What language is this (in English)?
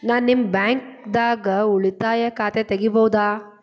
Kannada